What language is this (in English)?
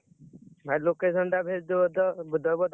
Odia